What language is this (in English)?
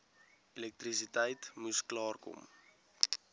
Afrikaans